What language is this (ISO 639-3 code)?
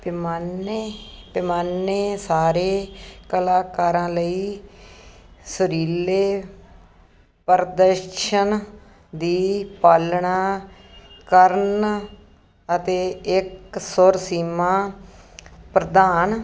pan